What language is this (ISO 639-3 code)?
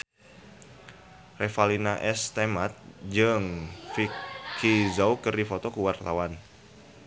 sun